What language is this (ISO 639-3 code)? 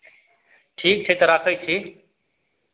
mai